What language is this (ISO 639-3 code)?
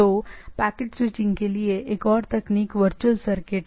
hin